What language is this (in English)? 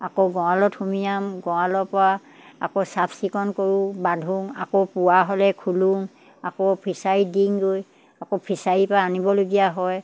Assamese